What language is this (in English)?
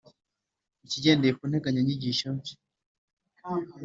Kinyarwanda